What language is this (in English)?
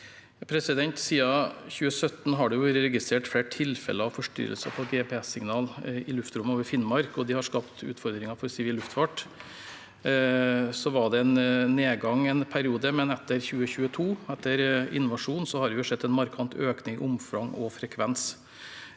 Norwegian